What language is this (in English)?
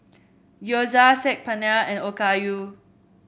English